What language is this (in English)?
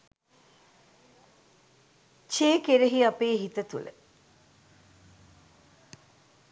Sinhala